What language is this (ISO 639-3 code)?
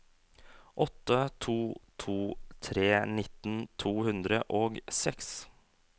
nor